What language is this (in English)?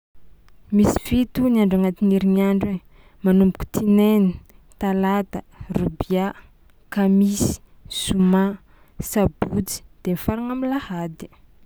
Tsimihety Malagasy